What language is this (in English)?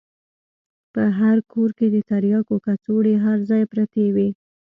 Pashto